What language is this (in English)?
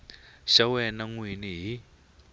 Tsonga